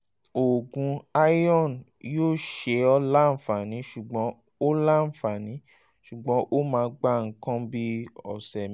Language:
Yoruba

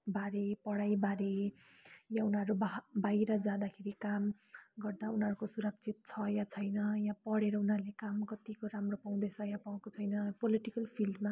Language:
Nepali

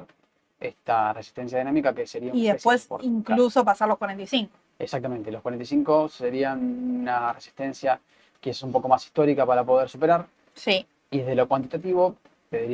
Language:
Spanish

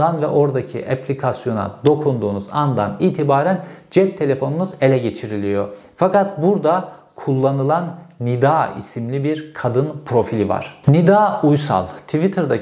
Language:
Turkish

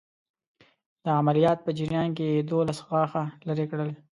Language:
Pashto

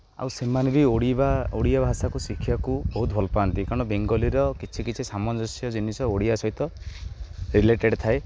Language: Odia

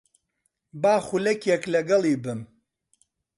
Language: Central Kurdish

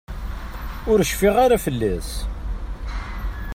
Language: Kabyle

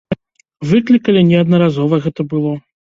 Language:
Belarusian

